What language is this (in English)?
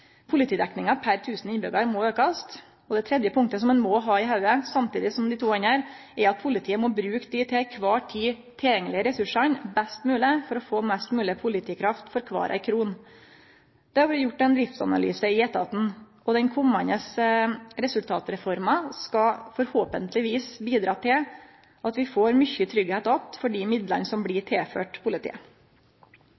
Norwegian Nynorsk